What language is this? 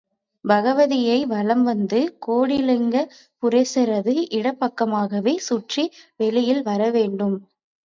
Tamil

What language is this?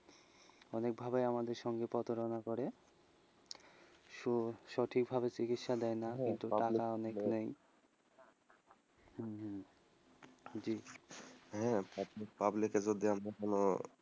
Bangla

